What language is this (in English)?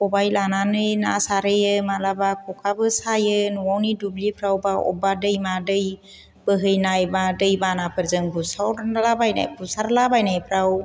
Bodo